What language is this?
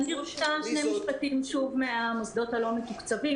Hebrew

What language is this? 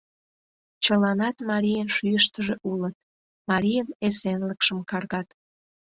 Mari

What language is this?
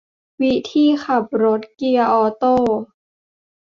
Thai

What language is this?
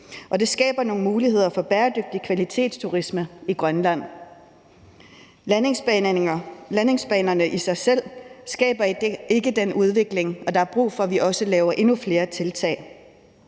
Danish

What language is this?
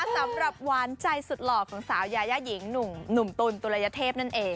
Thai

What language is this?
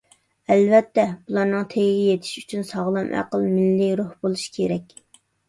Uyghur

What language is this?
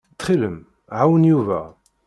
Kabyle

